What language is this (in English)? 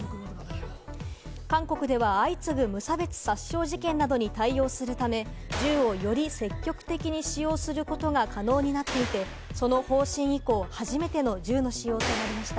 Japanese